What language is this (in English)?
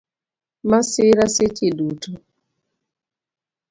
Luo (Kenya and Tanzania)